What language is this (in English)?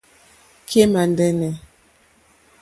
Mokpwe